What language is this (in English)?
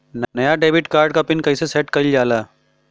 Bhojpuri